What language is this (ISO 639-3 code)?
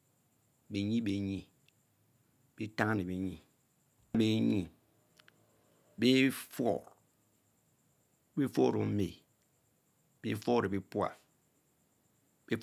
mfo